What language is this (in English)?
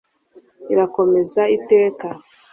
Kinyarwanda